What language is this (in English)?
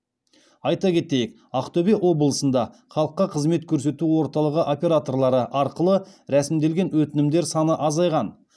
Kazakh